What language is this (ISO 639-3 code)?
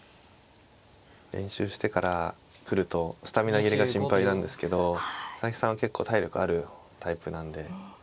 jpn